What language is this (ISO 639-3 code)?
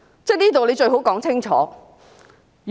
yue